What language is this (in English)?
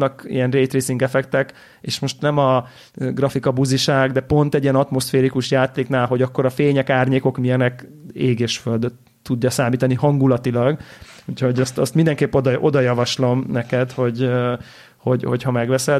Hungarian